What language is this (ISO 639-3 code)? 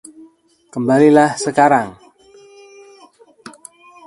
ind